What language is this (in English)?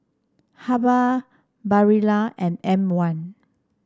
English